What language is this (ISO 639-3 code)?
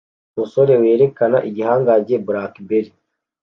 kin